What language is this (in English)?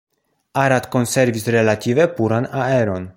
Esperanto